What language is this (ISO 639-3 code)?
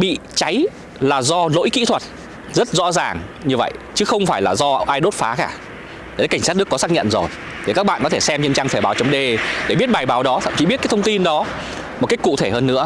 vie